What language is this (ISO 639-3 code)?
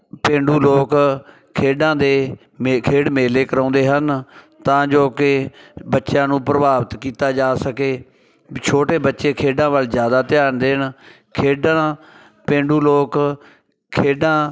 pan